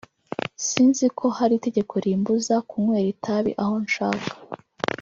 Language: Kinyarwanda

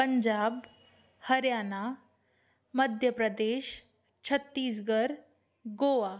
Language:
Sindhi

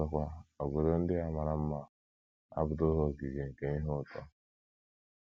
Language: Igbo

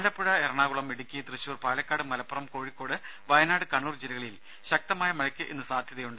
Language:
Malayalam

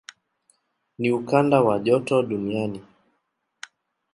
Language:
Swahili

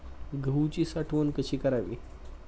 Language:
Marathi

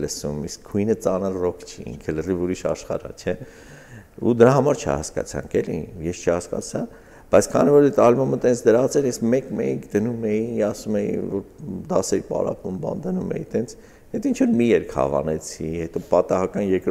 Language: Turkish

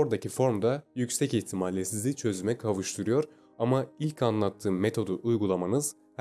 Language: Turkish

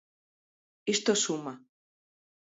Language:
Galician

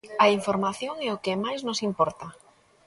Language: Galician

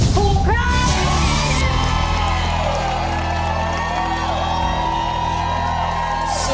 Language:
Thai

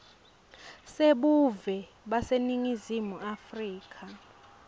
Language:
Swati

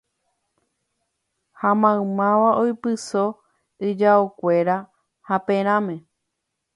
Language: Guarani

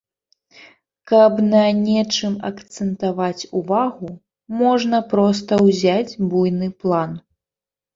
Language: Belarusian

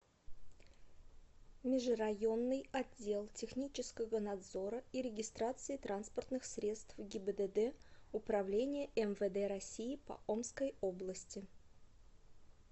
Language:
Russian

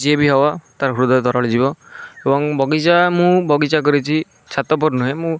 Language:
Odia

